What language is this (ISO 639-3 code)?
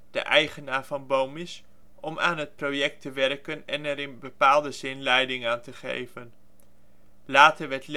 nld